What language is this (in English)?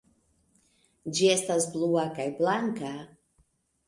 Esperanto